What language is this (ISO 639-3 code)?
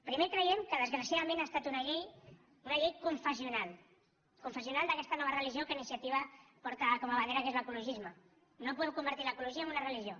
cat